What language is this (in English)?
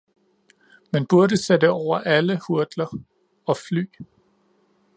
Danish